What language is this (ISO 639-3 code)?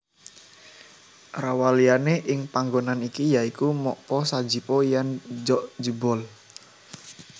jav